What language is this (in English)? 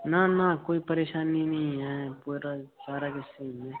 Dogri